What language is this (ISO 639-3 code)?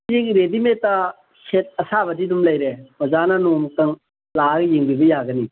mni